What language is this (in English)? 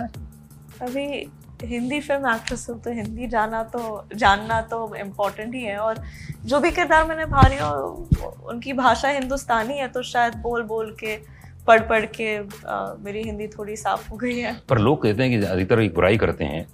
Hindi